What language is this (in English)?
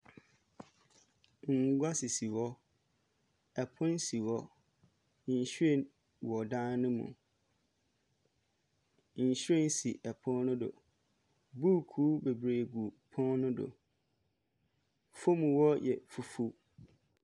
Akan